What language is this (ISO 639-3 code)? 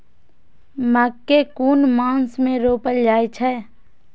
mai